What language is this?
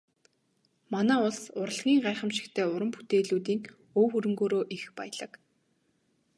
Mongolian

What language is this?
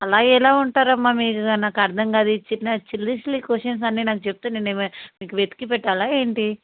Telugu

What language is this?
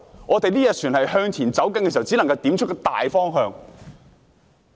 Cantonese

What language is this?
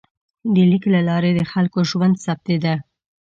Pashto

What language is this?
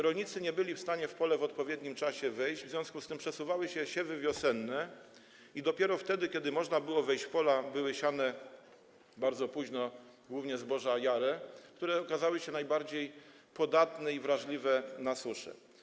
Polish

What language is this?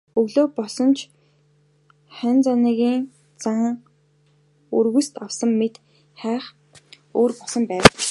Mongolian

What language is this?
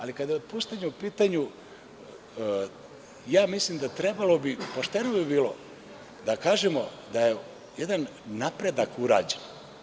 Serbian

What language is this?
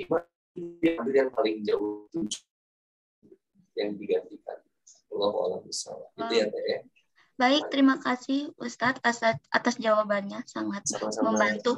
Indonesian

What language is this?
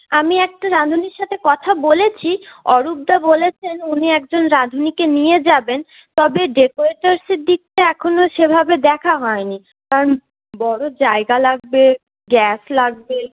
Bangla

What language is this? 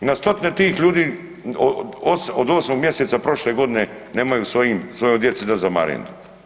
Croatian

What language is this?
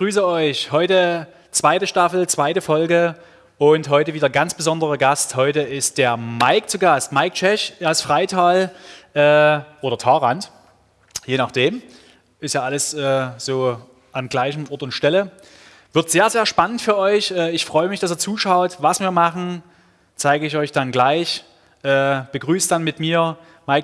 German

